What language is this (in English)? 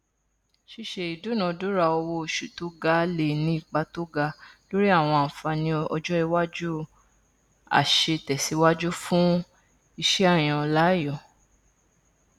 Yoruba